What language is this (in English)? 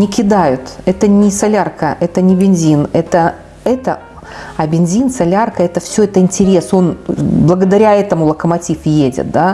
Russian